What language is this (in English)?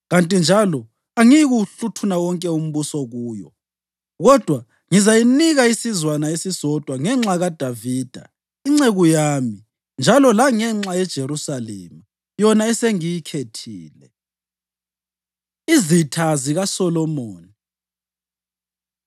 North Ndebele